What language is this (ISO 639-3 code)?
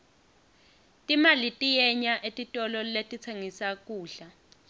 ssw